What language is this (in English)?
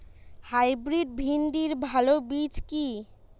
Bangla